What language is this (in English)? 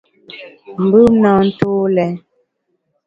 Bamun